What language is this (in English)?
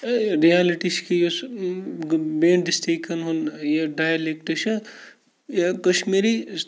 Kashmiri